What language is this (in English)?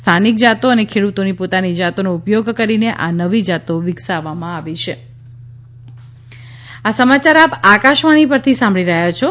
Gujarati